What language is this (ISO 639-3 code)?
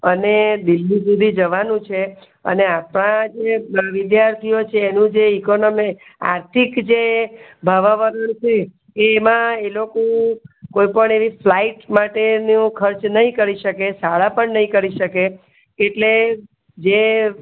guj